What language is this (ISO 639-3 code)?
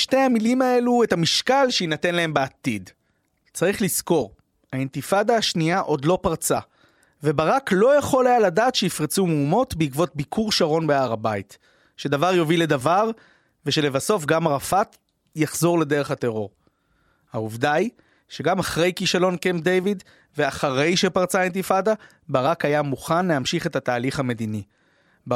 heb